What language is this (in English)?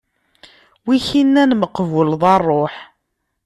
Kabyle